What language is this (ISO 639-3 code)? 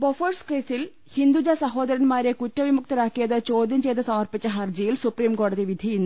mal